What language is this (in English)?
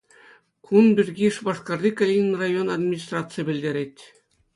Chuvash